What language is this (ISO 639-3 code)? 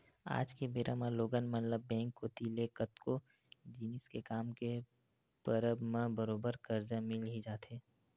hne